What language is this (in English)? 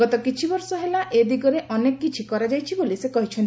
Odia